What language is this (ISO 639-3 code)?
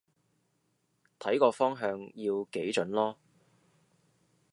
yue